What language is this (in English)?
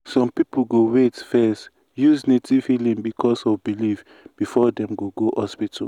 Nigerian Pidgin